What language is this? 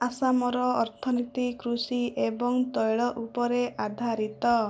Odia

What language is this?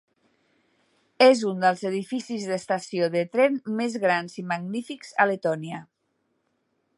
Catalan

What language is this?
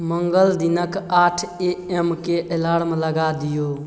Maithili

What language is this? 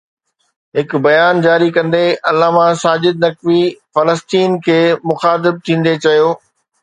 Sindhi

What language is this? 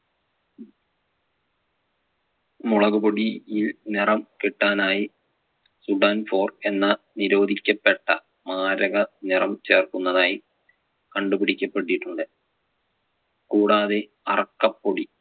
Malayalam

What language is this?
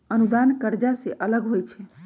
Magahi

